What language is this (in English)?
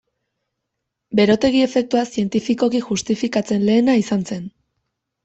Basque